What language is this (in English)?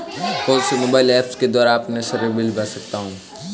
Hindi